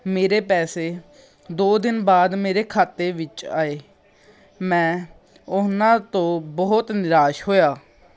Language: Punjabi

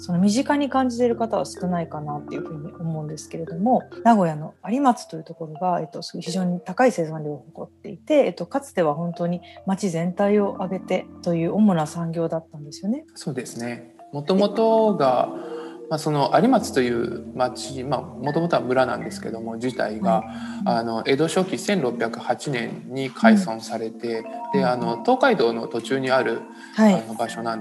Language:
Japanese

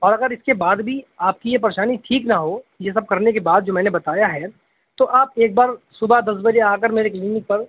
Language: Urdu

